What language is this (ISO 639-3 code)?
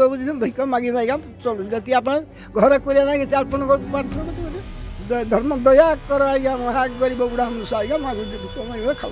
hin